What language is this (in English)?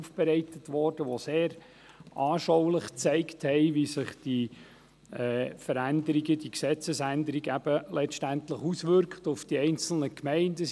Swiss German